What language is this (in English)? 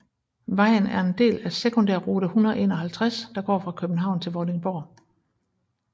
Danish